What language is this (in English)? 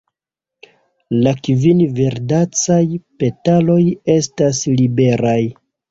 Esperanto